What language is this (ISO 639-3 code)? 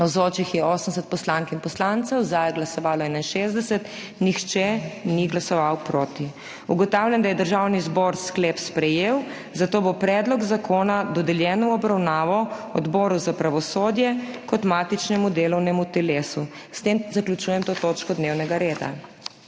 slv